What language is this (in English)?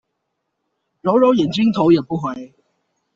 Chinese